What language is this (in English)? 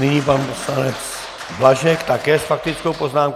Czech